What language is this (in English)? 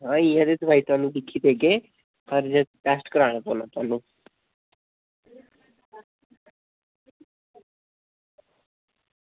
Dogri